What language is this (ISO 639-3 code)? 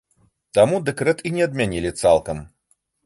bel